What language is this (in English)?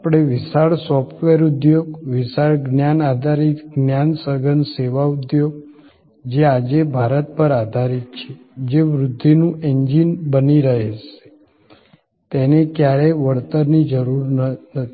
Gujarati